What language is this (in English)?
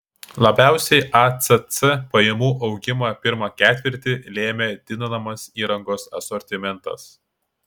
Lithuanian